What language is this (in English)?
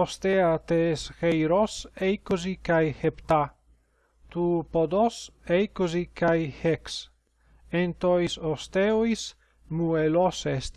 Greek